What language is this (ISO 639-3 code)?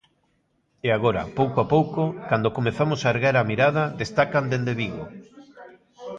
glg